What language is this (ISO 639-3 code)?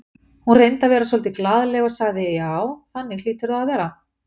isl